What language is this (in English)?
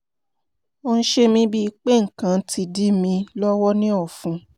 Yoruba